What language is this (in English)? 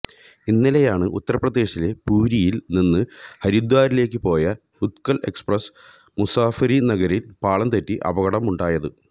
Malayalam